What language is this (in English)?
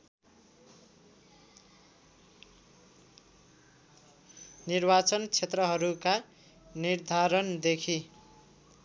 Nepali